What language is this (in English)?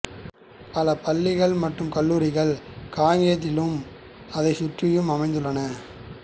Tamil